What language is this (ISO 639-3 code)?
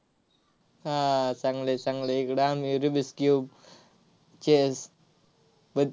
mar